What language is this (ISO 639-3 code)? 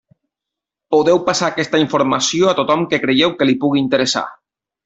cat